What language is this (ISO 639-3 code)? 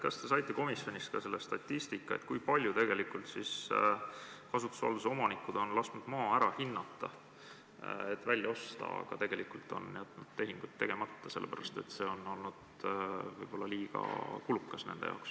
est